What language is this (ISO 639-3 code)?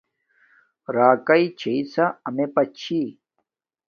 dmk